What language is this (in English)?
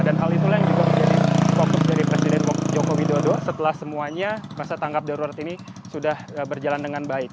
Indonesian